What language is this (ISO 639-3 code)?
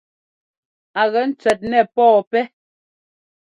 jgo